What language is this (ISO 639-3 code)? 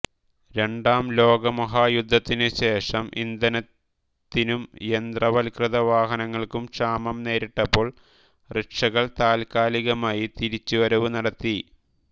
mal